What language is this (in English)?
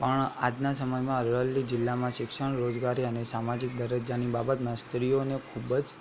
Gujarati